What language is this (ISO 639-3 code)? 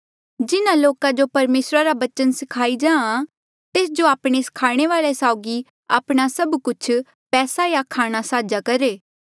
mjl